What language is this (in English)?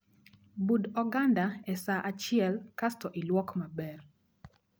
Luo (Kenya and Tanzania)